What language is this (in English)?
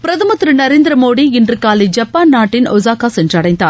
Tamil